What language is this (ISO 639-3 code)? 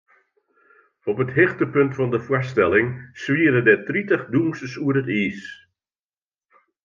fry